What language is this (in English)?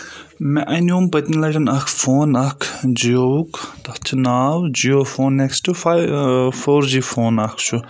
Kashmiri